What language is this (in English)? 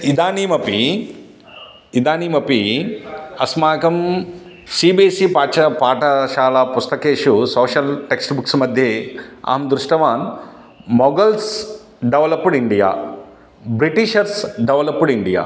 Sanskrit